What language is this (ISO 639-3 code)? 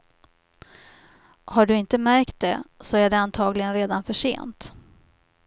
swe